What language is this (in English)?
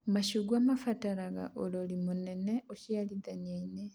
Kikuyu